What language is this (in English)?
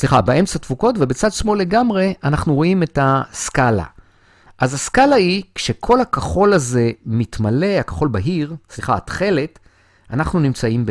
Hebrew